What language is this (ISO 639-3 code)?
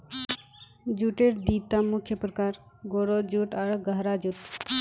mag